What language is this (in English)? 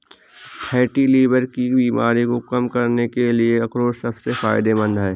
Hindi